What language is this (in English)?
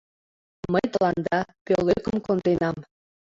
Mari